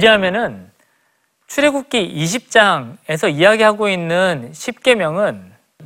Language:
Korean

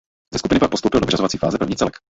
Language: Czech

